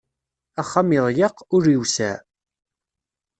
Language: Kabyle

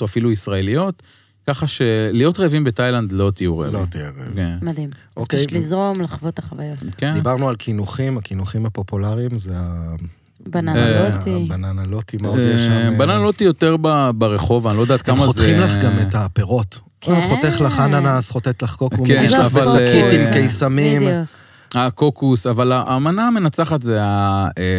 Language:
Hebrew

